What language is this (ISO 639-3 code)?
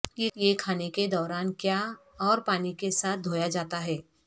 urd